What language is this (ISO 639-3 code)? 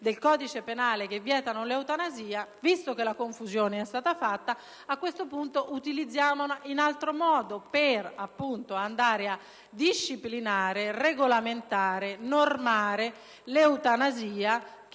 ita